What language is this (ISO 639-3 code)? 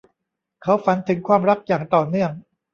tha